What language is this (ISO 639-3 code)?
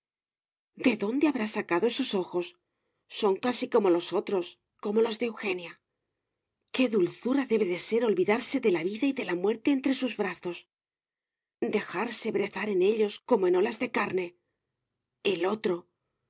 spa